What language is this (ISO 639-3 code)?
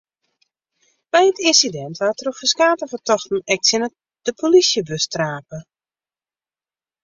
fry